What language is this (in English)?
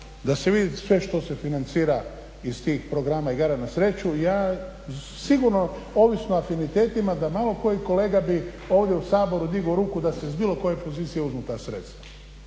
Croatian